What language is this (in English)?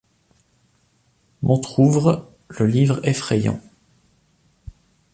French